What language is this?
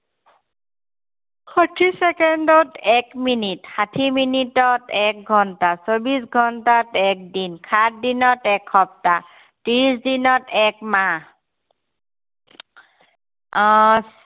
Assamese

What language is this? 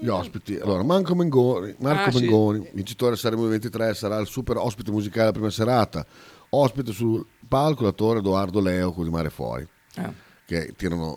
Italian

